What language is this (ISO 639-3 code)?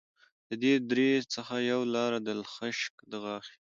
pus